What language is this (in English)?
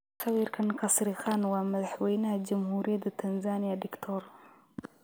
Somali